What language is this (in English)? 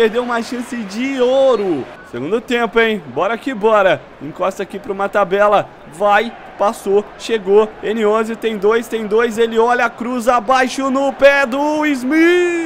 Portuguese